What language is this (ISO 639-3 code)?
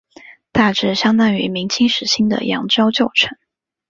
zho